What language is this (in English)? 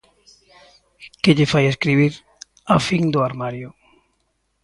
Galician